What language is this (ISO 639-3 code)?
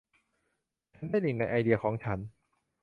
tha